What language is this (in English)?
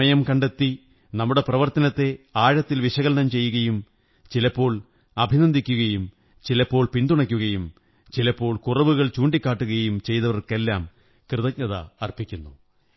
Malayalam